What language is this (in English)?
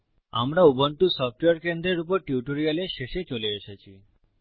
Bangla